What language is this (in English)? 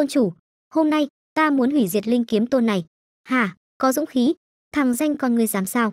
Vietnamese